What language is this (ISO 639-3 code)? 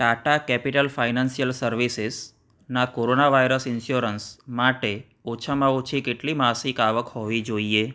guj